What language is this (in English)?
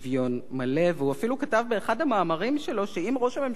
Hebrew